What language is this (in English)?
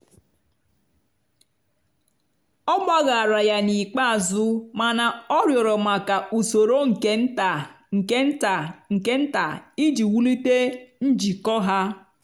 Igbo